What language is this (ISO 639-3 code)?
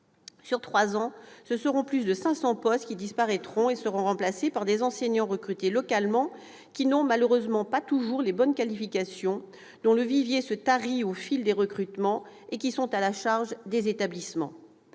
fra